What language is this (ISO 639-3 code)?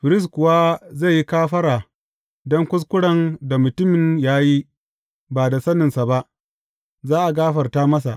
hau